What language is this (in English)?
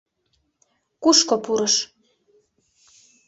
Mari